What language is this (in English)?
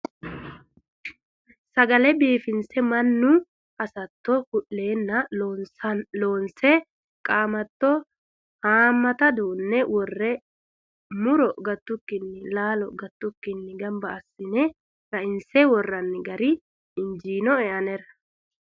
Sidamo